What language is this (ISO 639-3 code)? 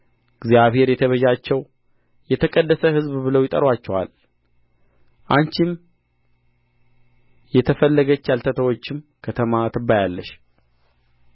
amh